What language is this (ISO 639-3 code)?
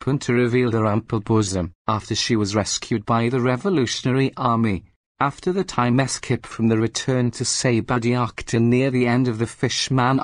eng